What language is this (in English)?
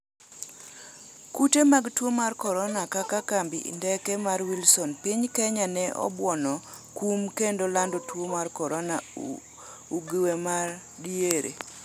Luo (Kenya and Tanzania)